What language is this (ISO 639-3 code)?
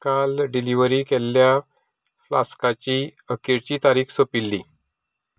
kok